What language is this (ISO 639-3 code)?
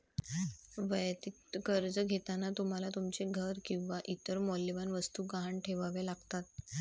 mar